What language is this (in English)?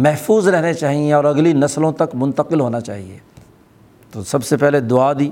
Urdu